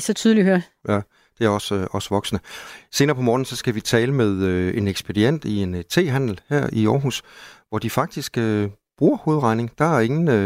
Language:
Danish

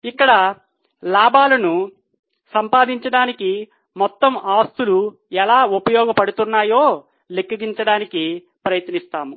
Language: Telugu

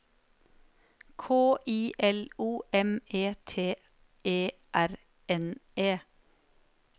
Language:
Norwegian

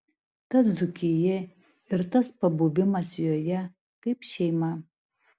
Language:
Lithuanian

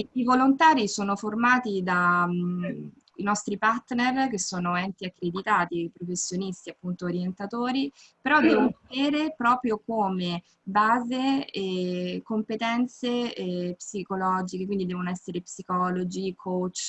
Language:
Italian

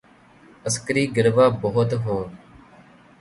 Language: Urdu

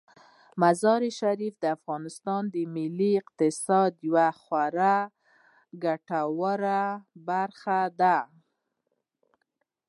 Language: Pashto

